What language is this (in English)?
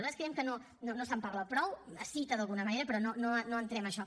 Catalan